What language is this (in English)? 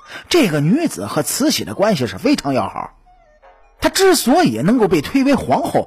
Chinese